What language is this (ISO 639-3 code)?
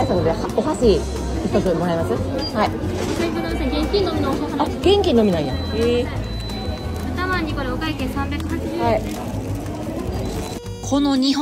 jpn